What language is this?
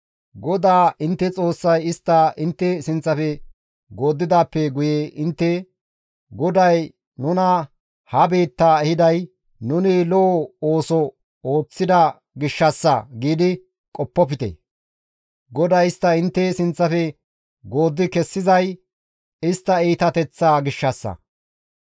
Gamo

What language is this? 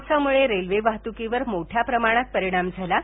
Marathi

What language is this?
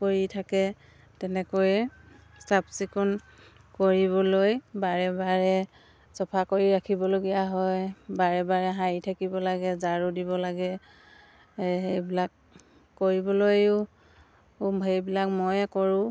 Assamese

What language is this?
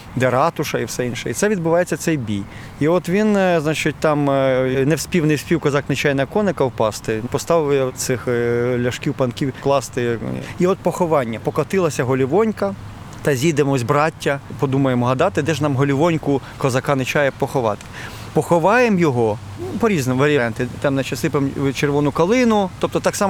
Ukrainian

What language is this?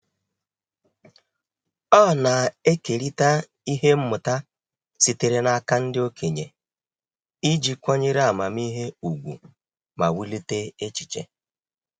Igbo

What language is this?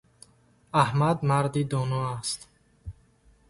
Tajik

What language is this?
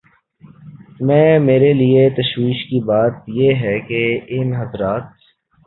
Urdu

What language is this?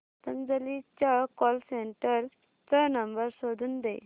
Marathi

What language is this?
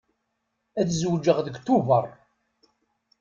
Kabyle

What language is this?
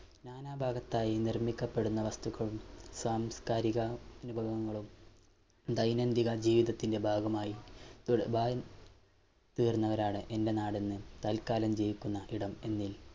Malayalam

